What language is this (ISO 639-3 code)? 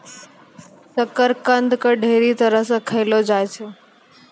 mai